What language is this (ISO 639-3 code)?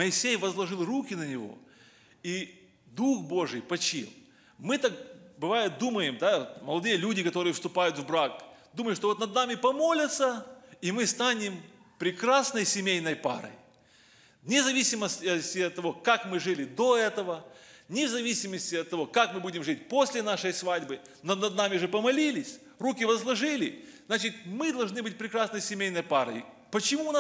rus